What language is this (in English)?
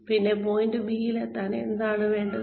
Malayalam